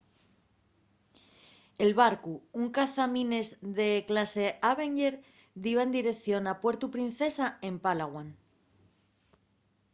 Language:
Asturian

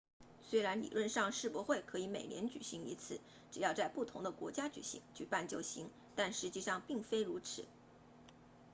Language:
Chinese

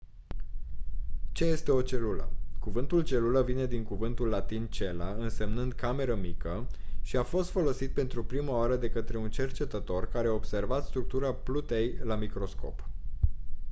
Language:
Romanian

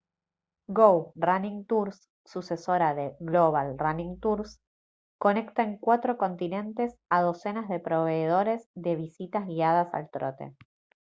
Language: Spanish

